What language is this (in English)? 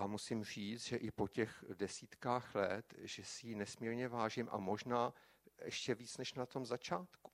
Czech